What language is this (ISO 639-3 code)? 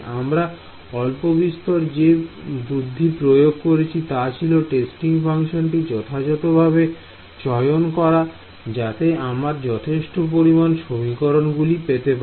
ben